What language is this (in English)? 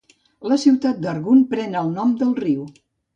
Catalan